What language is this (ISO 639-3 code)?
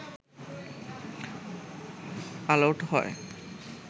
ben